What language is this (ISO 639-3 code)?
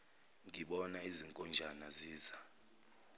zul